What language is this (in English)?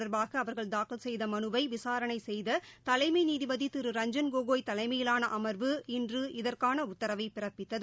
Tamil